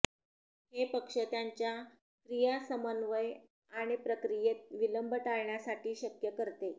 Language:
Marathi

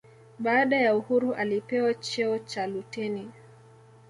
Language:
Swahili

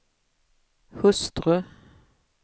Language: Swedish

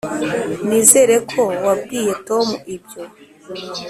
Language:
Kinyarwanda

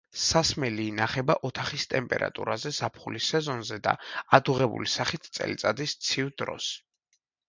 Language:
Georgian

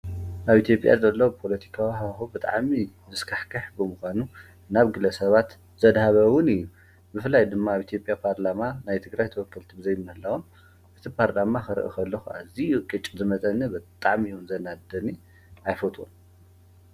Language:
Tigrinya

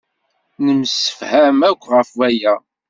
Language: Kabyle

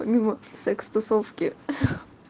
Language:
Russian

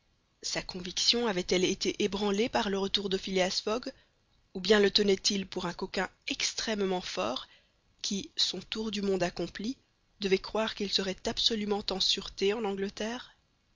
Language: French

